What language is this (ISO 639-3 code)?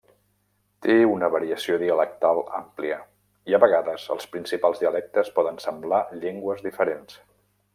cat